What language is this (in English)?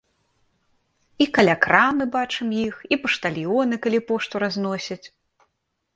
Belarusian